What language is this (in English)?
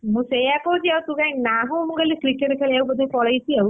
Odia